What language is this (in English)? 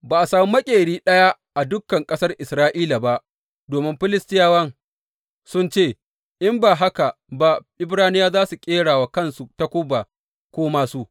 Hausa